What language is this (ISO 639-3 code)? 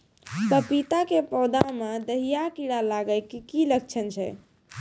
mai